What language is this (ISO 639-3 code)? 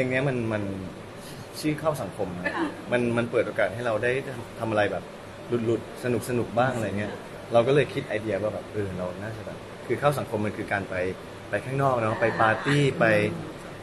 tha